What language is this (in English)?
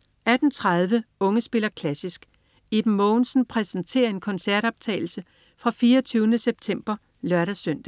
Danish